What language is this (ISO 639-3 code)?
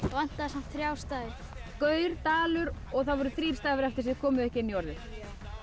isl